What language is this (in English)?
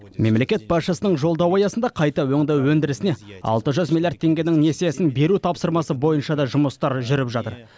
Kazakh